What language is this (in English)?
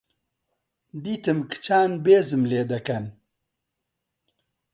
Central Kurdish